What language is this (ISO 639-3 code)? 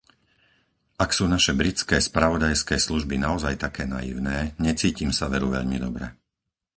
slk